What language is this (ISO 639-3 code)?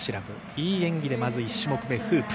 jpn